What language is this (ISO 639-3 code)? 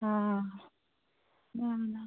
kok